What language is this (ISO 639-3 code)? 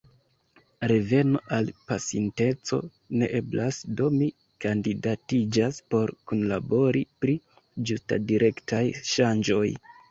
epo